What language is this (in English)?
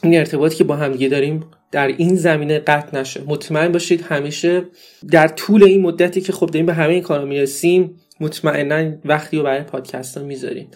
Persian